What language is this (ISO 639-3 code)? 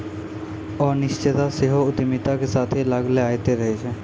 mai